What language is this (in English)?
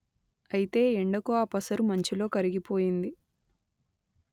Telugu